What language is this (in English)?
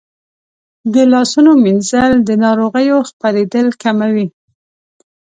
Pashto